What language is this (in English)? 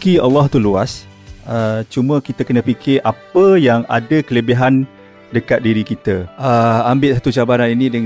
Malay